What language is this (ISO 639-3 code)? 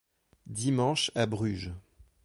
fra